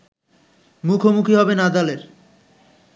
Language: Bangla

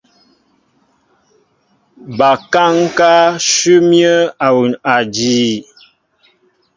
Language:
Mbo (Cameroon)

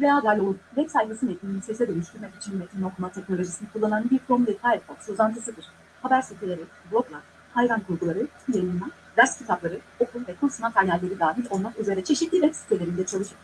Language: Turkish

